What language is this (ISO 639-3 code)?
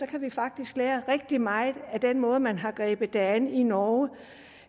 dan